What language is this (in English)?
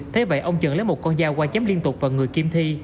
Vietnamese